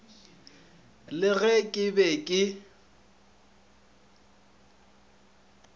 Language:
Northern Sotho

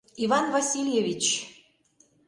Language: Mari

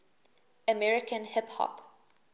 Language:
English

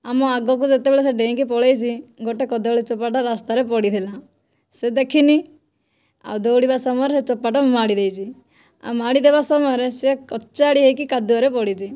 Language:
Odia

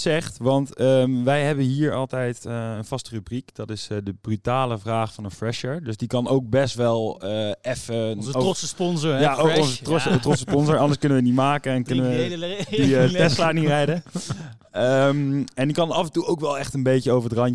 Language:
Dutch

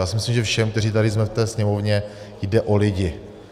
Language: Czech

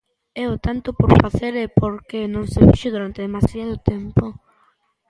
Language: Galician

